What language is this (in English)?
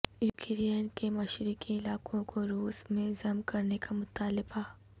Urdu